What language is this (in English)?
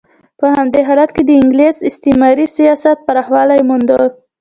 Pashto